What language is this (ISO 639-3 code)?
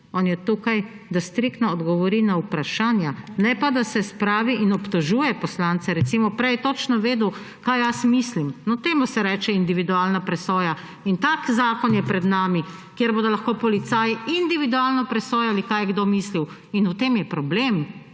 slv